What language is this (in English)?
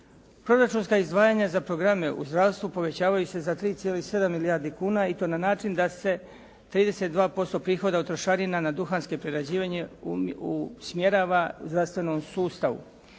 Croatian